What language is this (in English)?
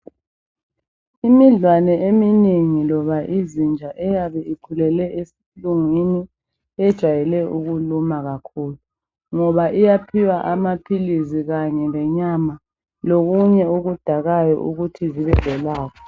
North Ndebele